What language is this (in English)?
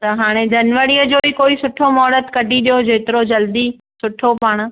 Sindhi